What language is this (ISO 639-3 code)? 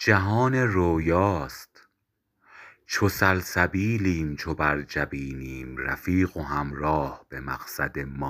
fas